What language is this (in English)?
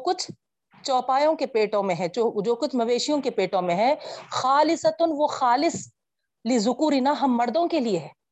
Urdu